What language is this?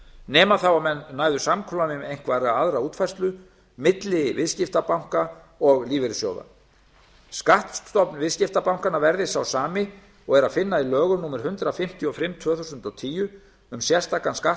Icelandic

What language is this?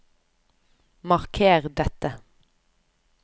Norwegian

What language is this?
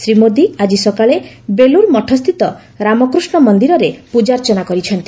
Odia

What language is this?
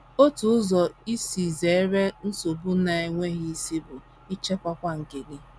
Igbo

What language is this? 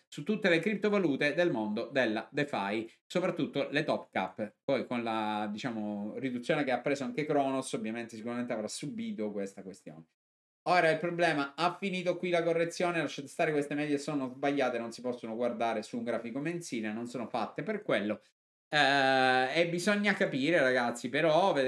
Italian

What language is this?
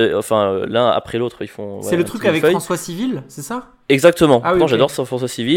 French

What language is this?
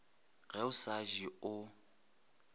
Northern Sotho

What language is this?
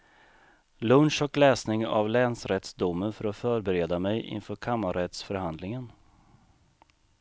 Swedish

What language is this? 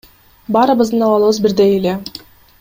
Kyrgyz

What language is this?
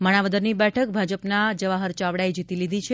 Gujarati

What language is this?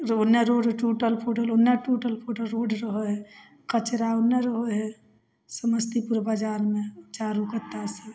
Maithili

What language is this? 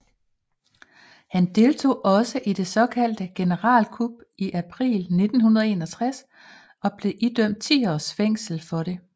Danish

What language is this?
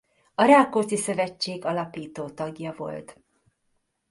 Hungarian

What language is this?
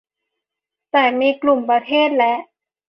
Thai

